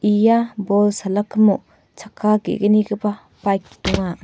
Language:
Garo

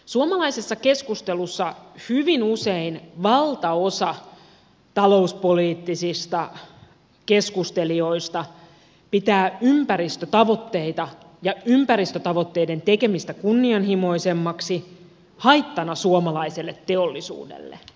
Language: Finnish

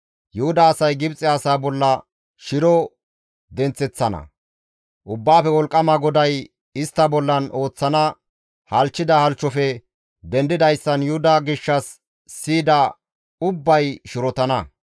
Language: Gamo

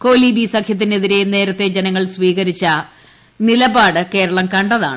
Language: Malayalam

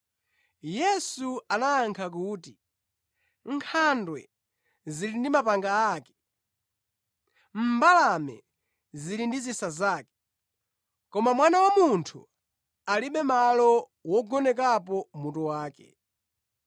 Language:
Nyanja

